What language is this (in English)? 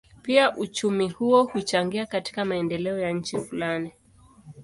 Swahili